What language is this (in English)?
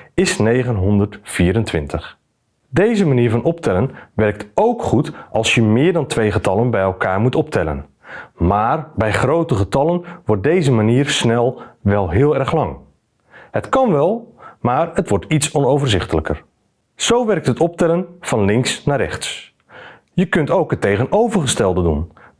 Dutch